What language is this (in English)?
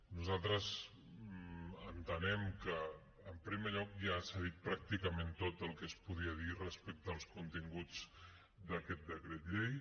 Catalan